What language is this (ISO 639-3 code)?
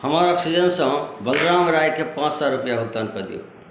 mai